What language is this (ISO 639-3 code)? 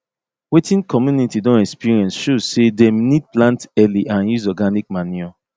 pcm